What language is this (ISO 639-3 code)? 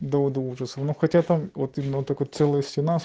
rus